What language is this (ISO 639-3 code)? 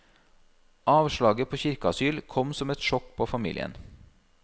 nor